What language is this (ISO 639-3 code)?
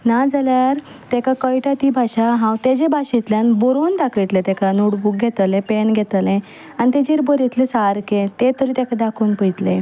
kok